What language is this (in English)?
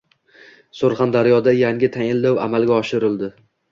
Uzbek